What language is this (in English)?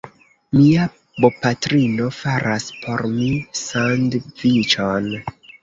Esperanto